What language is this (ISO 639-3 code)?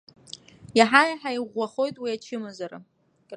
abk